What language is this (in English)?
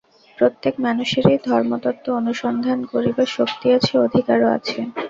Bangla